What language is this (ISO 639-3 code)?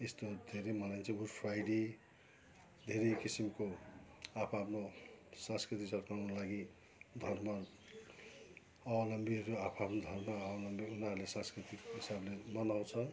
nep